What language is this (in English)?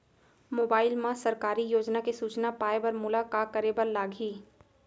Chhattisgarhi